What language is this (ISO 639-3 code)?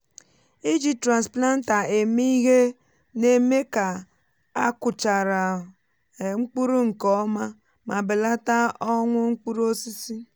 ibo